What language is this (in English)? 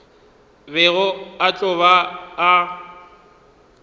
Northern Sotho